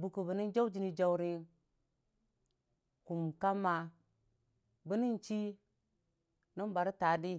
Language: Dijim-Bwilim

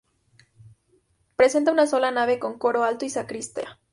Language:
Spanish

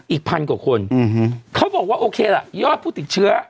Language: Thai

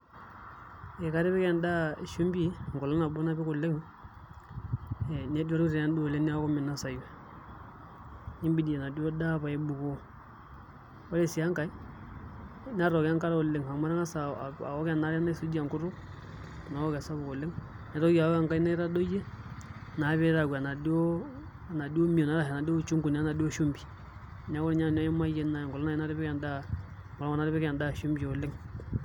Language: Masai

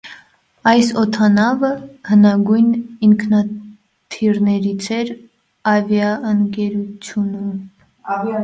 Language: Armenian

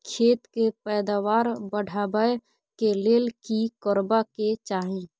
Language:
Maithili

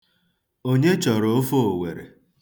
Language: Igbo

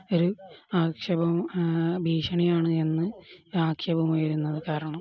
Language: Malayalam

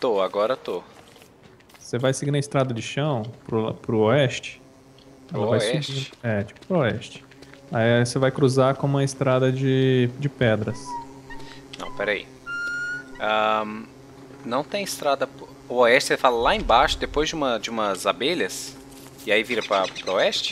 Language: Portuguese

